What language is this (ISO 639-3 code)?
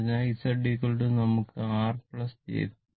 mal